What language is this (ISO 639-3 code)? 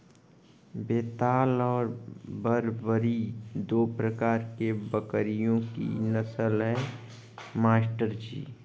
hin